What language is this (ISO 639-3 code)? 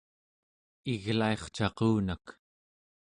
esu